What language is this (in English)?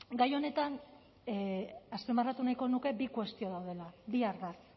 Basque